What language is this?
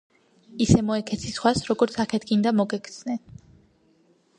Georgian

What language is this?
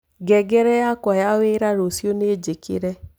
Kikuyu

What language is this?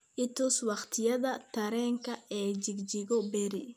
Somali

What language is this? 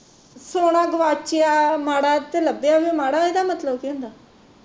Punjabi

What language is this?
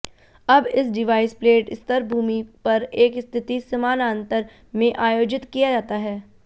Hindi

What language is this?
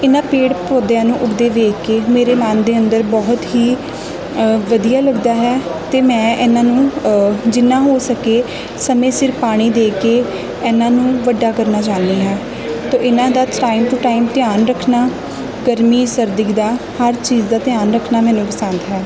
Punjabi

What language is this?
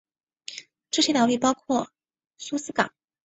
Chinese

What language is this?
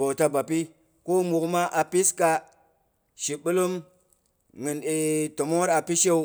Boghom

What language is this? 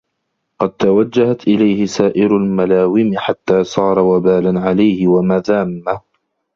Arabic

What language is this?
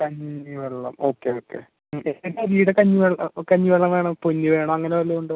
Malayalam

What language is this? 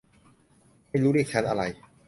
Thai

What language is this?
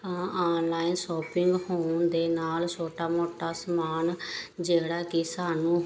Punjabi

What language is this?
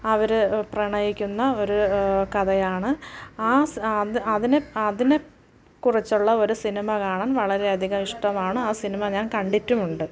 Malayalam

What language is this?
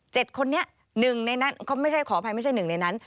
Thai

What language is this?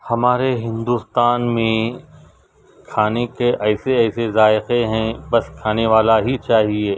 Urdu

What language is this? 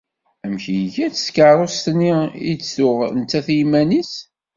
Kabyle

